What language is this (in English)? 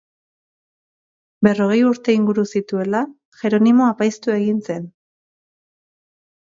Basque